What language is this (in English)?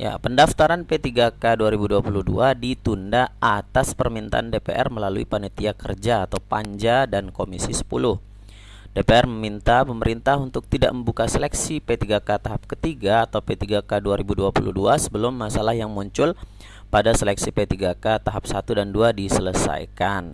Indonesian